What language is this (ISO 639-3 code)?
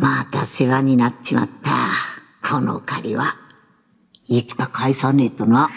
jpn